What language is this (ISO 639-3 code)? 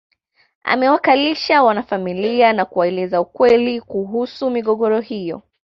swa